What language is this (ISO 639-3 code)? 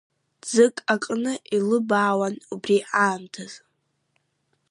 abk